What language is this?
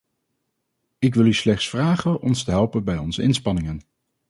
Dutch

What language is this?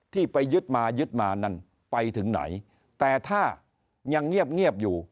Thai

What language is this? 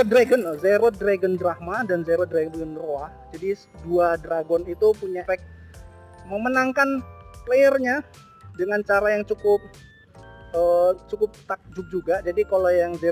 Indonesian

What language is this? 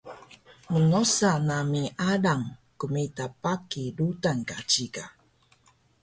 Taroko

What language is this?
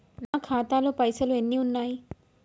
Telugu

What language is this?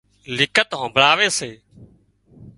Wadiyara Koli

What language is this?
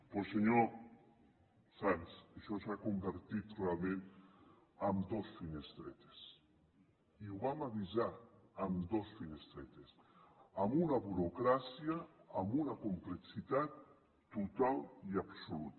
Catalan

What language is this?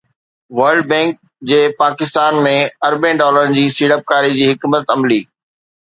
Sindhi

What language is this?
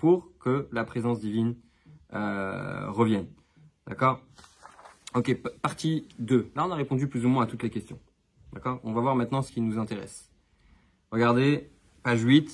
French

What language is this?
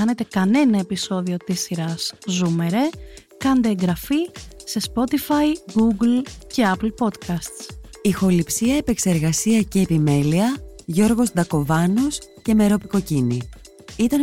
Greek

